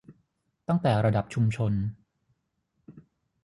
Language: Thai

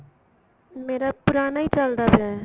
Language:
Punjabi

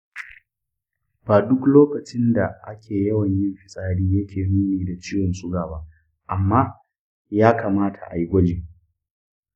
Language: Hausa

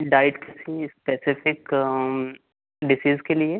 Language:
Hindi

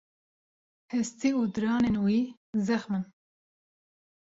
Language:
Kurdish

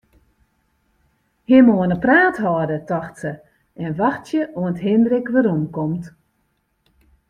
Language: Western Frisian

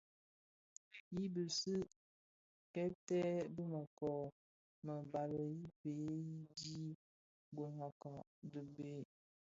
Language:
Bafia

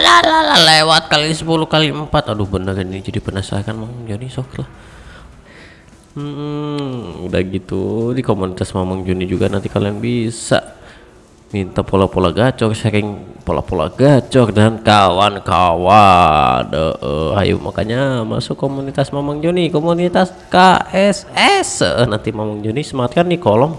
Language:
Indonesian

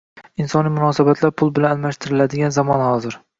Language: Uzbek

